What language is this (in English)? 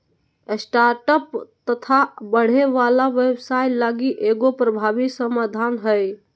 Magahi